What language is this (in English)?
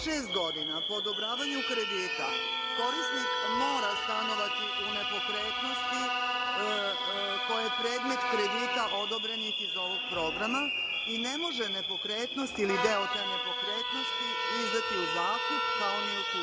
Serbian